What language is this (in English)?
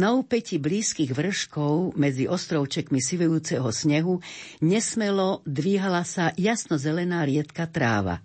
Slovak